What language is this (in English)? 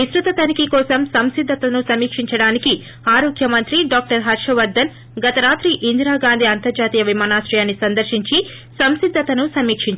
Telugu